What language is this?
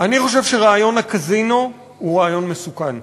Hebrew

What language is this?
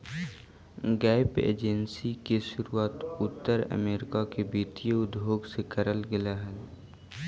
Magahi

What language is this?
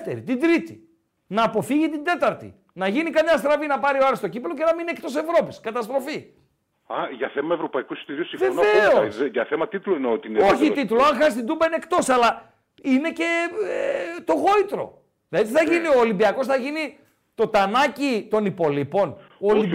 Greek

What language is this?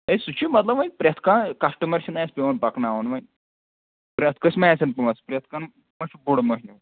Kashmiri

